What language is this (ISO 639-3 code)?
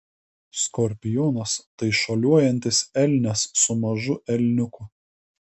lit